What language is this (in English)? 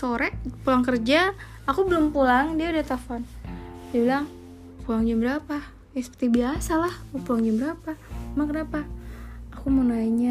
Indonesian